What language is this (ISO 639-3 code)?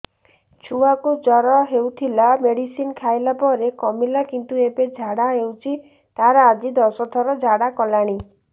ori